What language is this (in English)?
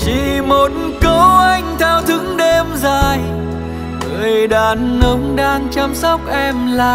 Vietnamese